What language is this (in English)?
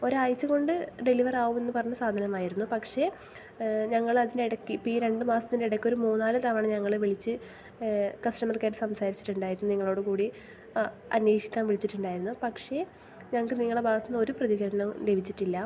Malayalam